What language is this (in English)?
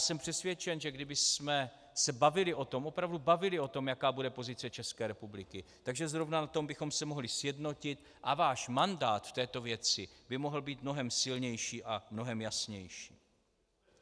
Czech